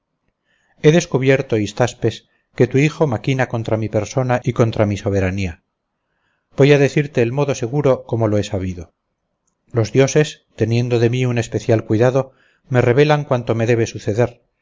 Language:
Spanish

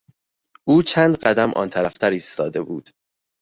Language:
Persian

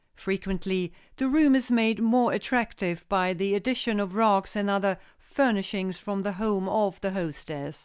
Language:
English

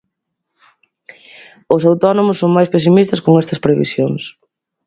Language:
Galician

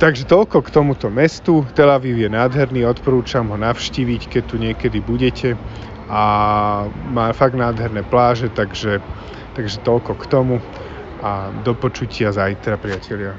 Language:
Slovak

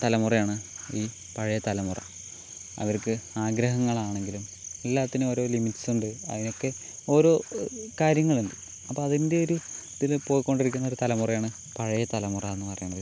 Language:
Malayalam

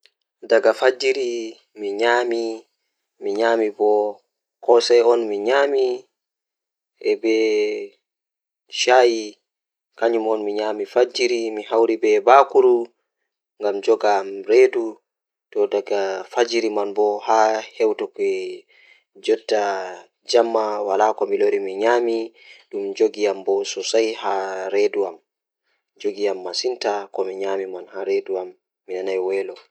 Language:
Fula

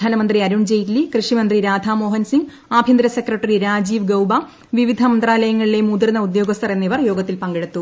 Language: Malayalam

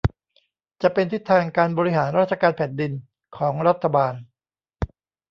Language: Thai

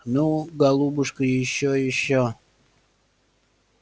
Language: Russian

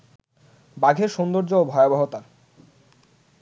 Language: Bangla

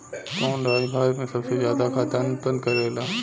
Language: Bhojpuri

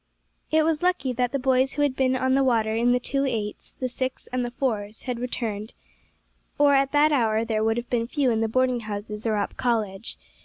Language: English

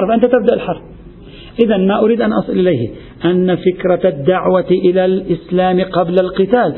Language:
Arabic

